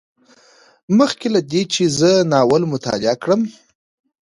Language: Pashto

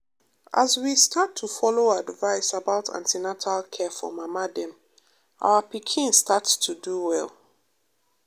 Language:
Nigerian Pidgin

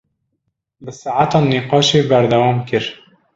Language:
Kurdish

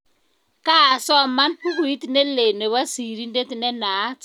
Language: Kalenjin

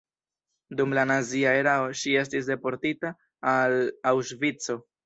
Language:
Esperanto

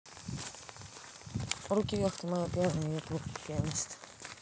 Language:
Russian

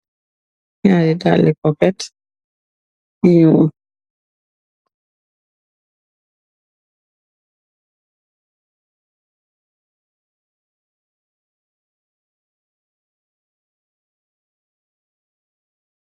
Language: Wolof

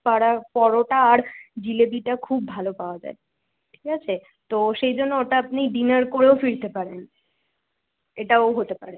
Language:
Bangla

